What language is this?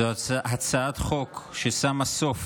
Hebrew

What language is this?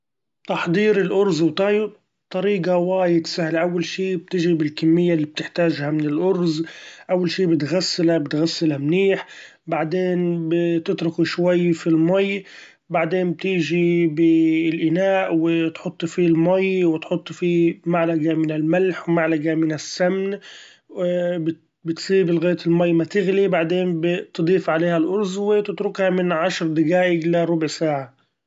Gulf Arabic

